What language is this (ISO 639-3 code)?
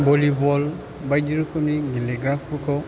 brx